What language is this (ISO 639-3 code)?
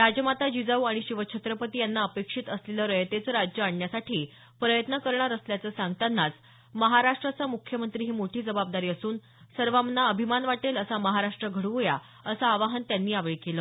mar